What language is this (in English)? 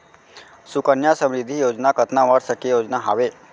Chhattisgarhi